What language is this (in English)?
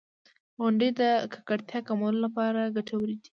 Pashto